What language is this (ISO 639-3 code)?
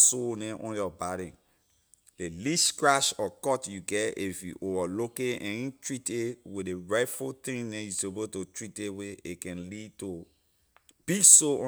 lir